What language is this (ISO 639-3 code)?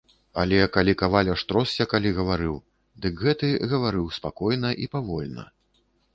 bel